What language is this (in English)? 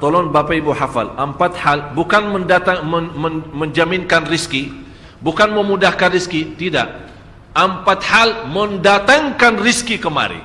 Malay